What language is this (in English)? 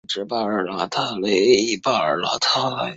Chinese